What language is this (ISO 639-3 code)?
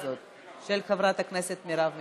heb